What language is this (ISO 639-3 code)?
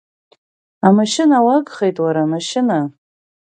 abk